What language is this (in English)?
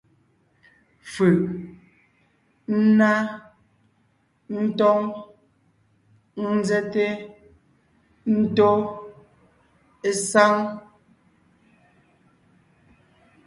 Ngiemboon